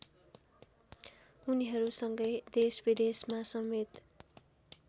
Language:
Nepali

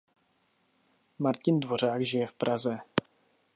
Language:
Czech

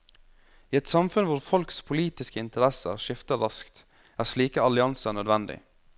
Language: Norwegian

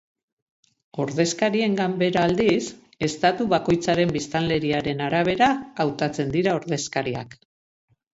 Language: Basque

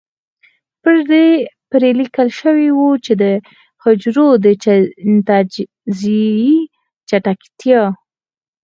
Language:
Pashto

